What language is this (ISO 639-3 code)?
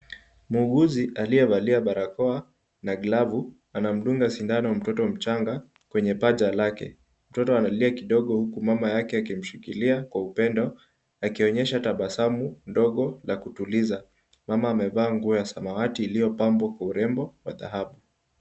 swa